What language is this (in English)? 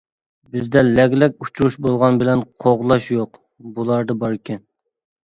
Uyghur